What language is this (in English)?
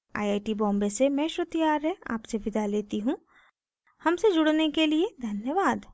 Hindi